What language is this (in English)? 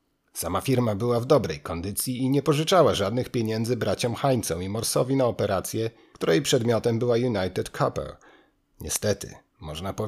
Polish